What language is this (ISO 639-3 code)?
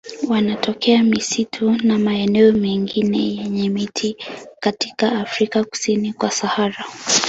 swa